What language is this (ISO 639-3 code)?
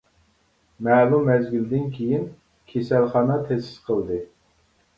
uig